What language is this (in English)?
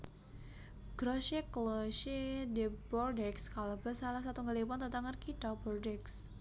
Javanese